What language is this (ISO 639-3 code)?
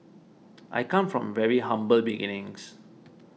eng